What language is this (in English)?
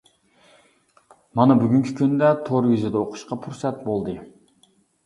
Uyghur